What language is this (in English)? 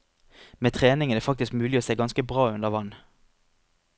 Norwegian